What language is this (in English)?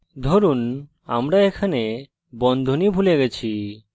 Bangla